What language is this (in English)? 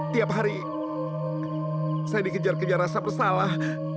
Indonesian